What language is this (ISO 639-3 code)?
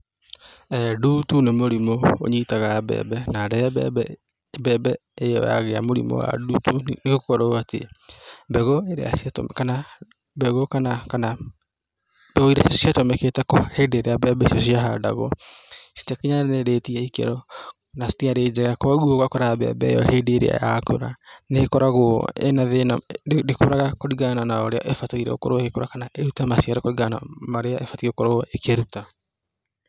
kik